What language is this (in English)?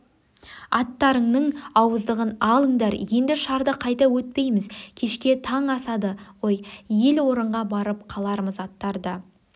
Kazakh